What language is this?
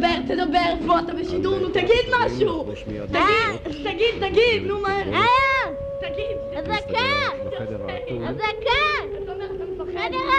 Hebrew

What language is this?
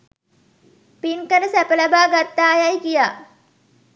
Sinhala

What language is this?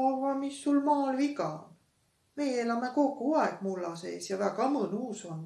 Estonian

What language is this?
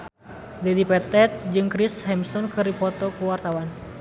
Sundanese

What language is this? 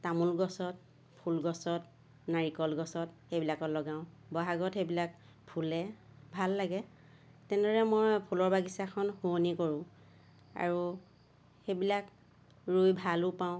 Assamese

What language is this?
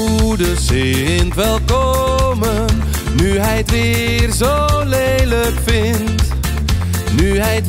Indonesian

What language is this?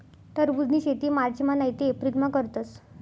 Marathi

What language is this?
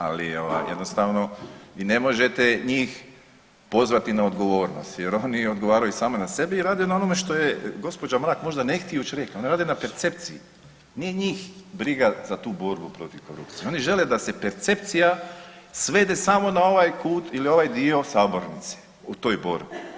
Croatian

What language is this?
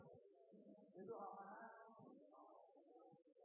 Norwegian Bokmål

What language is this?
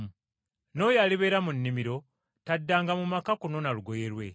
Ganda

